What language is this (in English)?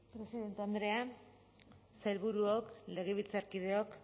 Basque